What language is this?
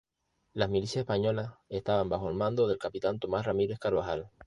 Spanish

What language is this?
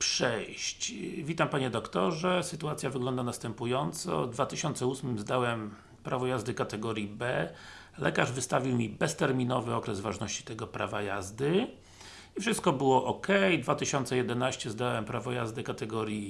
Polish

